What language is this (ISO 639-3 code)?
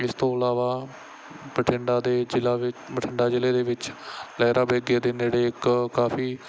pan